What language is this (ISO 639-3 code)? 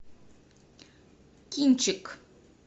rus